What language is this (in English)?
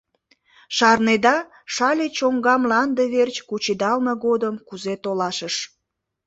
Mari